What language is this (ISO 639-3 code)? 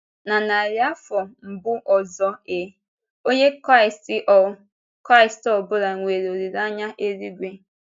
ibo